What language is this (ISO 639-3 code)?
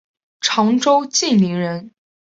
zho